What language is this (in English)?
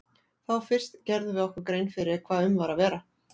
Icelandic